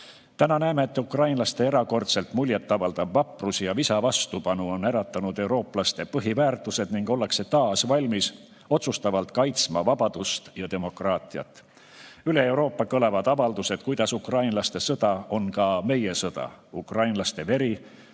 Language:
Estonian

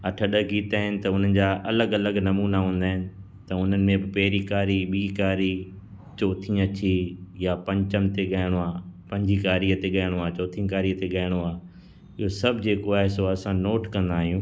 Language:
Sindhi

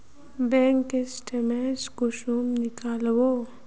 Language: Magahi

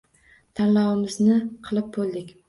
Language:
Uzbek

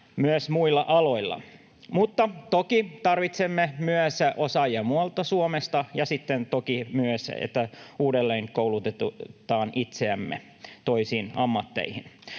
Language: Finnish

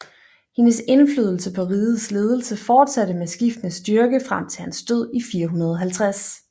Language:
Danish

